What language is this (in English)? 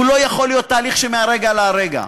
Hebrew